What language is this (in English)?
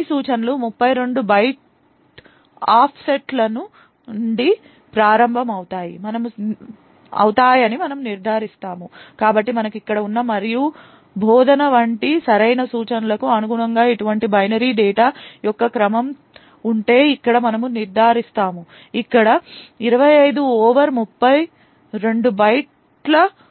Telugu